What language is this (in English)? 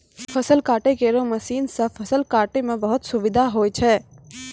Maithili